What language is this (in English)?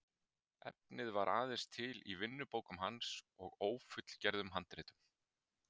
Icelandic